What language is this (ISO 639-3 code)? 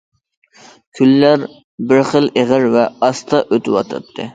uig